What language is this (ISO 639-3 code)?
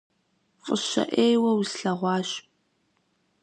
kbd